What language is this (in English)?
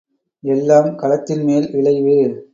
Tamil